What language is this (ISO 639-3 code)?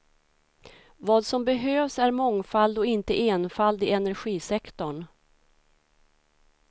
swe